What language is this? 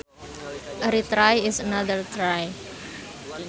Sundanese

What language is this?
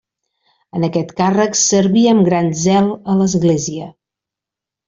Catalan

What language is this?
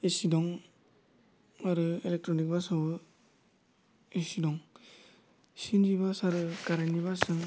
Bodo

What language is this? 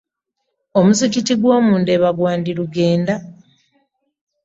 Ganda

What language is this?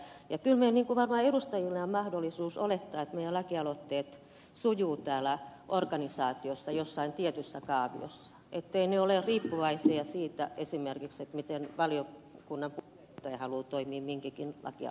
Finnish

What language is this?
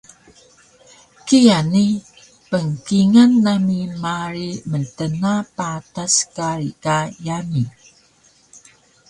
Taroko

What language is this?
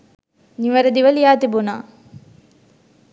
Sinhala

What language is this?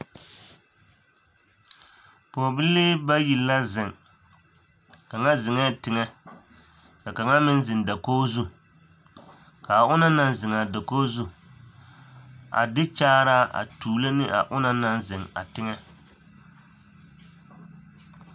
Southern Dagaare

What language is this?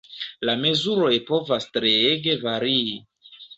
Esperanto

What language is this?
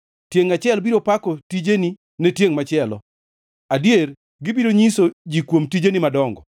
Luo (Kenya and Tanzania)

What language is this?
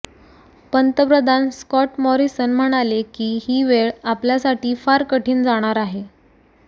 Marathi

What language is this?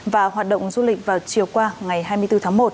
Vietnamese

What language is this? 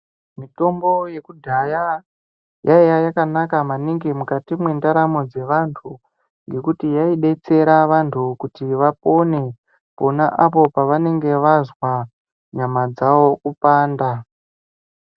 Ndau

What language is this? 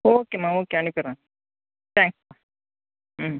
Tamil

